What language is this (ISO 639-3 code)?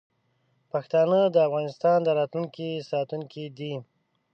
pus